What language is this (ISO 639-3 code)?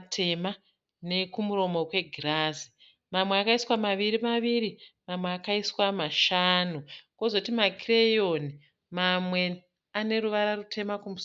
sna